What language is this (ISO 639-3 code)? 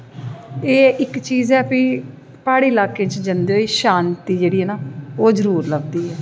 doi